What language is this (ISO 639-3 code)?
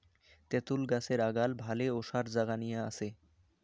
ben